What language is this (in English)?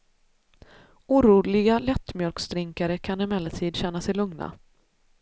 Swedish